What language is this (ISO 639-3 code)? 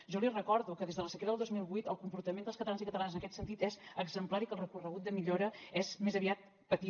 cat